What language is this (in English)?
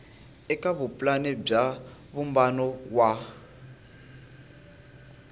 Tsonga